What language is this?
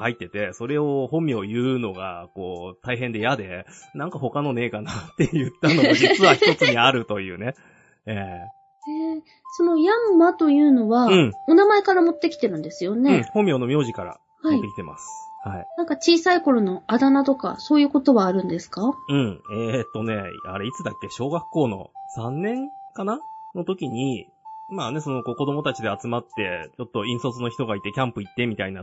Japanese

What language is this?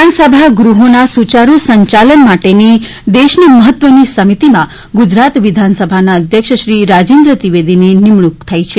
Gujarati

